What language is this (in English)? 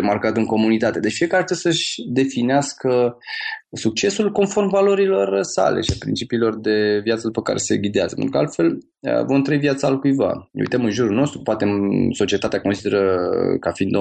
Romanian